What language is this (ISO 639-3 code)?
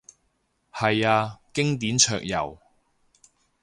yue